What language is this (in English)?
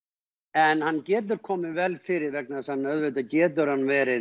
Icelandic